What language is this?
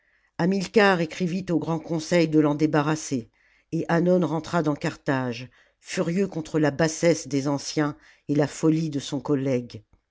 French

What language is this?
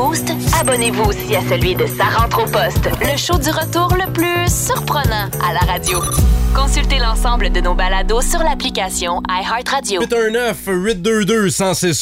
French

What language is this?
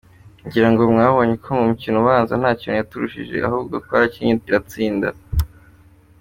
Kinyarwanda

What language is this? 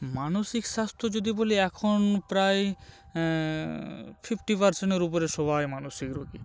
Bangla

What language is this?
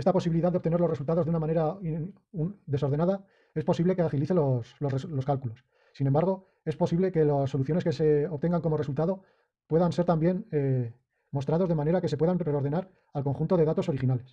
Spanish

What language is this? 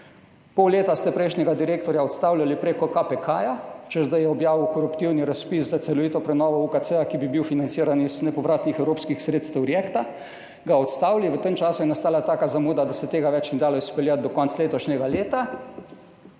Slovenian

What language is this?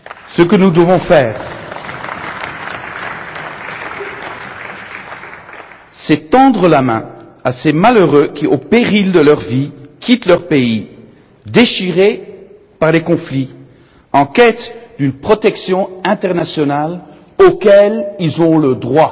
French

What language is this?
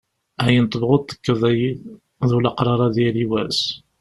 Kabyle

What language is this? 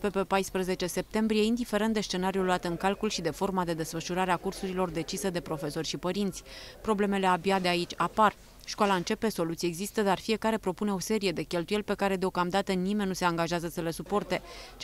Romanian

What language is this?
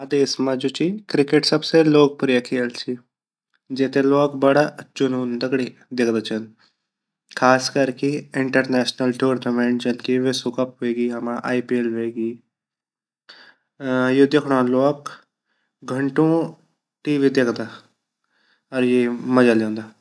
Garhwali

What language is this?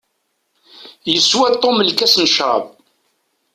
Kabyle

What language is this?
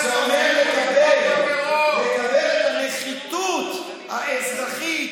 Hebrew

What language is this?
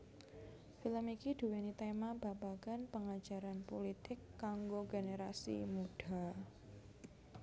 Javanese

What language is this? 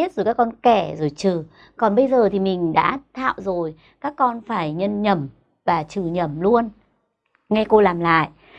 Vietnamese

